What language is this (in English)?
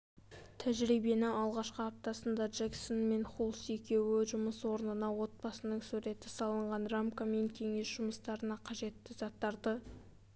Kazakh